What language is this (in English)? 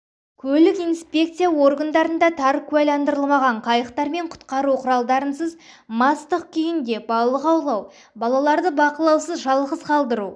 Kazakh